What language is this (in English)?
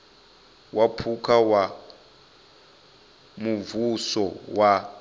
Venda